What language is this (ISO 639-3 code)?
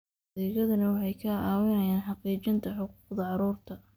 som